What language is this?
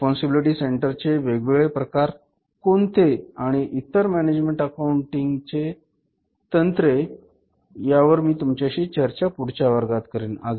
Marathi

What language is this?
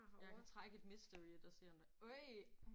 Danish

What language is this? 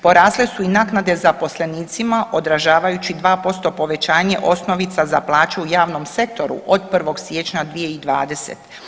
Croatian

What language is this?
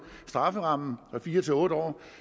Danish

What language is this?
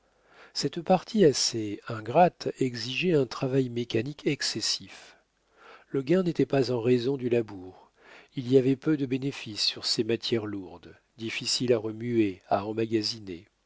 French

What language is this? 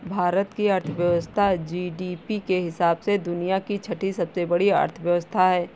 Hindi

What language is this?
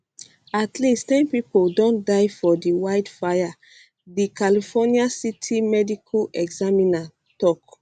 Nigerian Pidgin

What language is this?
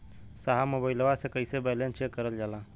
Bhojpuri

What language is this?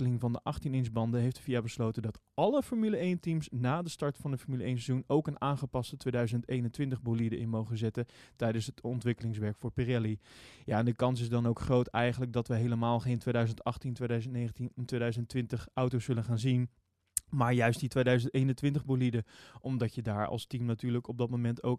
Dutch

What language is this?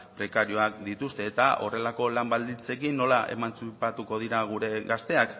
Basque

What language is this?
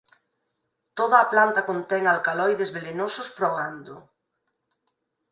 Galician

